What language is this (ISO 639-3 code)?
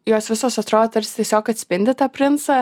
lit